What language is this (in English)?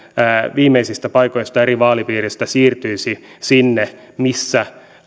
Finnish